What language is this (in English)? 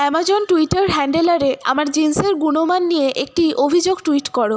Bangla